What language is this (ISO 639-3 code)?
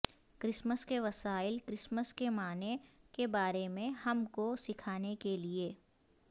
urd